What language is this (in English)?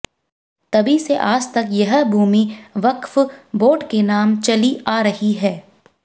Hindi